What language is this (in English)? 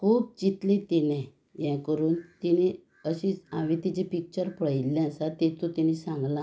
Konkani